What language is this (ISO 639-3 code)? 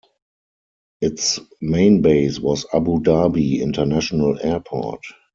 eng